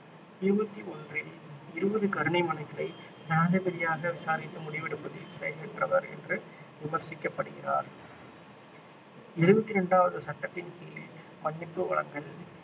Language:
Tamil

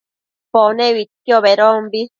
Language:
Matsés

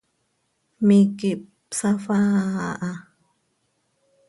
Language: Seri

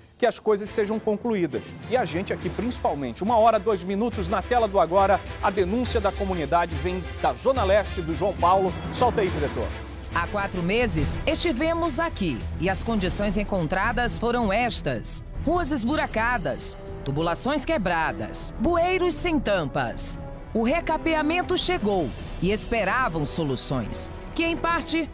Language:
Portuguese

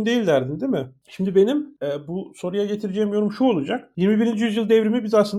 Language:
Turkish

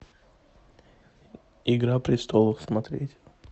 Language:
Russian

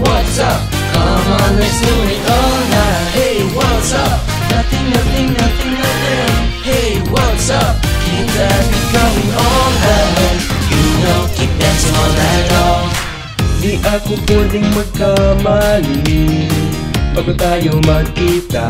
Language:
Indonesian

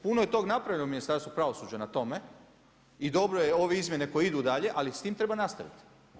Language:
Croatian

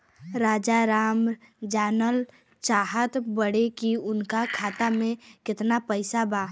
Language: Bhojpuri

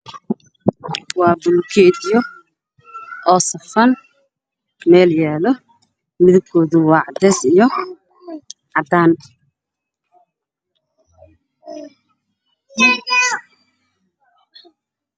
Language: Somali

